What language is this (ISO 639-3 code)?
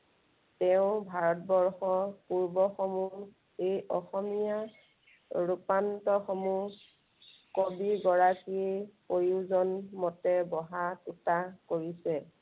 asm